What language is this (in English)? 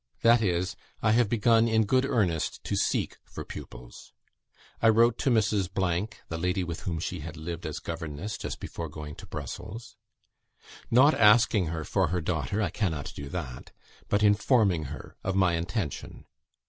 English